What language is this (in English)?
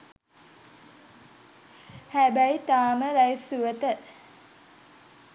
Sinhala